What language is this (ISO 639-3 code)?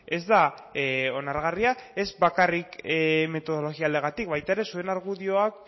eus